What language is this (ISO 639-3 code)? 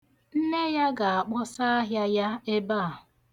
ibo